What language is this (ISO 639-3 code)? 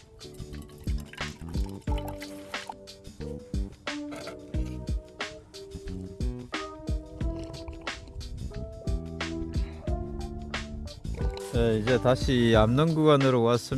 kor